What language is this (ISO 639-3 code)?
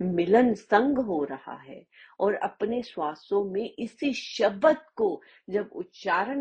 hin